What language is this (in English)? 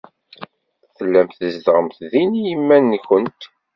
Kabyle